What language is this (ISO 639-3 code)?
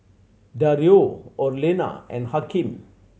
eng